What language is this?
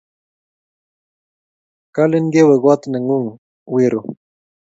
Kalenjin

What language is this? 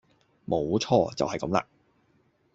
Cantonese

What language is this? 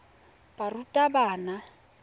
Tswana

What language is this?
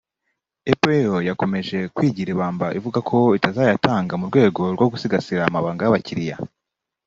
Kinyarwanda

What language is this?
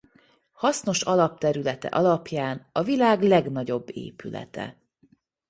Hungarian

